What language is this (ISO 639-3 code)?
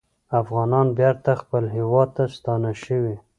pus